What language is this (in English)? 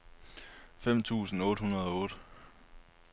Danish